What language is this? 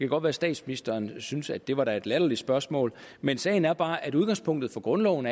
Danish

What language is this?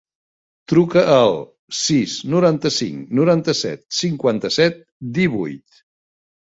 Catalan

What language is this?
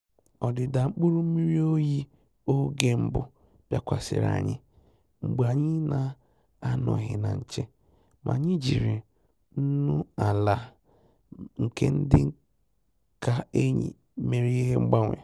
Igbo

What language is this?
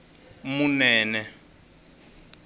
Tsonga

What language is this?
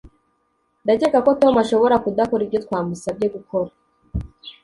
Kinyarwanda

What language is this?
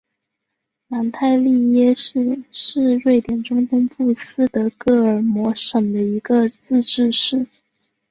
Chinese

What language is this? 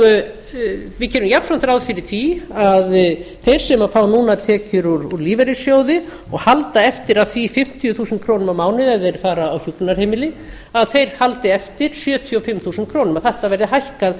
Icelandic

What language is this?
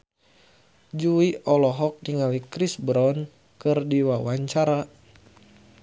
Sundanese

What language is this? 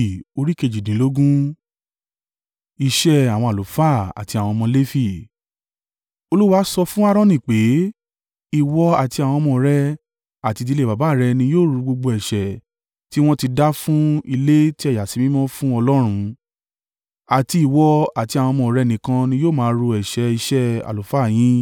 Yoruba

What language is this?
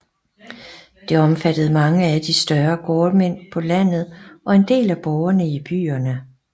Danish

